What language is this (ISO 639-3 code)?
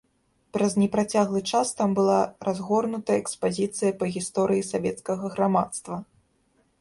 bel